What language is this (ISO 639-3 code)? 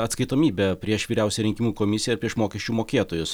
lit